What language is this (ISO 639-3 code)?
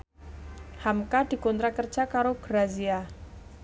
jav